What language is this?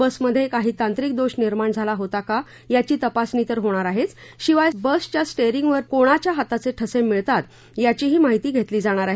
Marathi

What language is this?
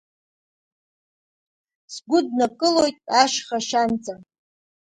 Abkhazian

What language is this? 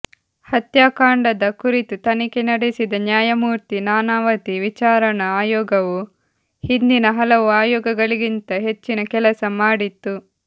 Kannada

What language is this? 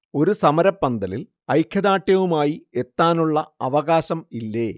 Malayalam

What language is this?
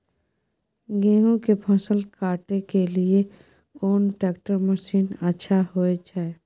Maithili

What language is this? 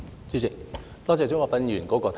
Cantonese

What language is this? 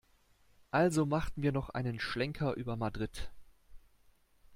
German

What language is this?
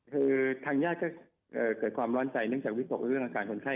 Thai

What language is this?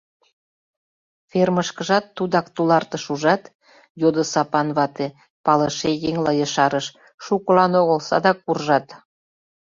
Mari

